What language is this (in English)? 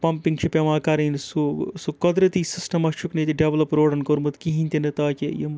Kashmiri